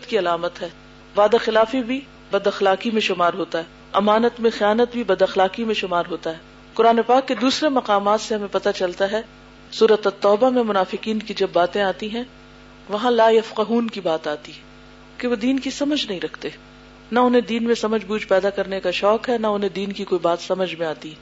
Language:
Urdu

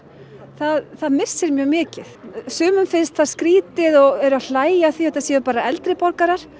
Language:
Icelandic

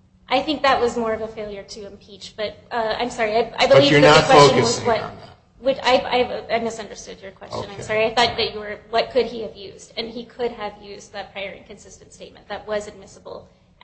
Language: English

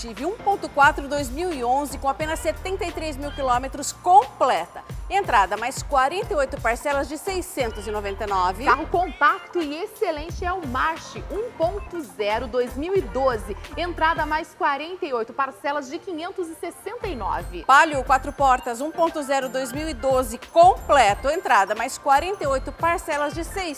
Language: Portuguese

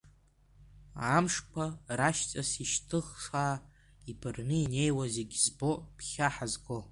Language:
Abkhazian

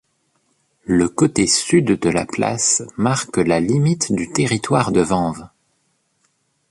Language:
French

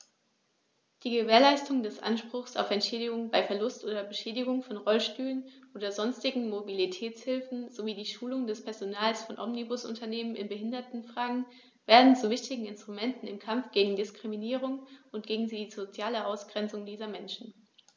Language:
German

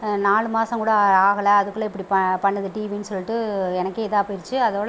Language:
Tamil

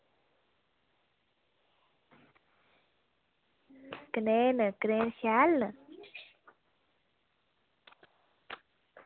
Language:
Dogri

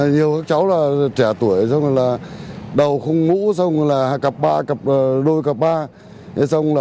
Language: Vietnamese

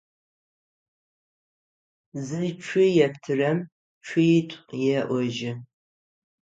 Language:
Adyghe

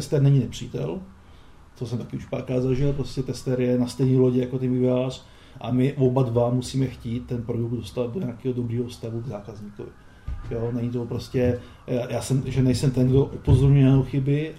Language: Czech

